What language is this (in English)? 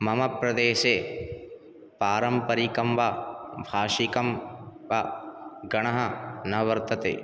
Sanskrit